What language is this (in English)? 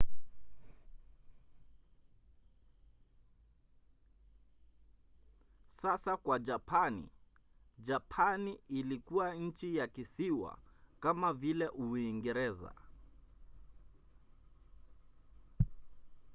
Swahili